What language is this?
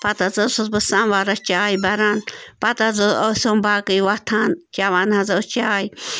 Kashmiri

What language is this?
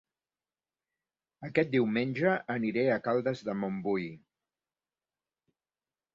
Catalan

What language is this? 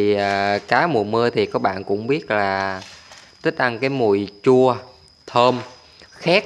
Vietnamese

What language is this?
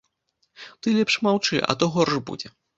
Belarusian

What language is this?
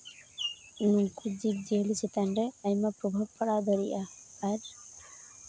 Santali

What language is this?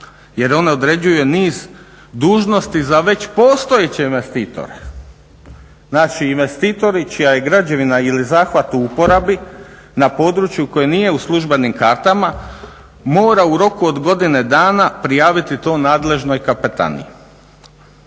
Croatian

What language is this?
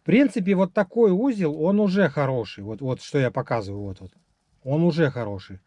Russian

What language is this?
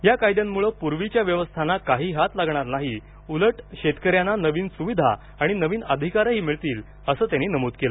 Marathi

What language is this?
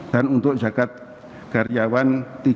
Indonesian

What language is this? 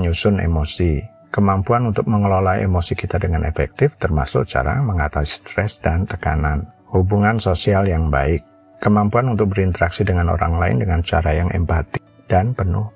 Indonesian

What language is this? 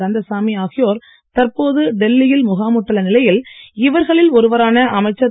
Tamil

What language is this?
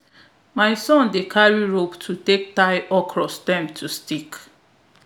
Nigerian Pidgin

